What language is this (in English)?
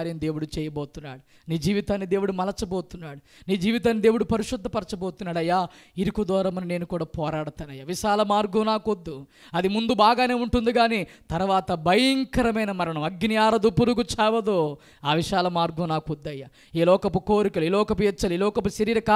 Hindi